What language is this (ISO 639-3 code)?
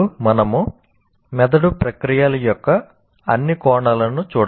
tel